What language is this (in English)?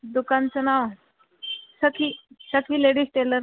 Marathi